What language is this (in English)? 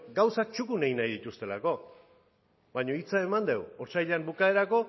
Basque